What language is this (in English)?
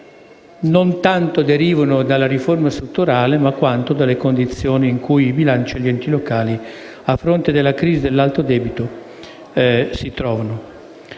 Italian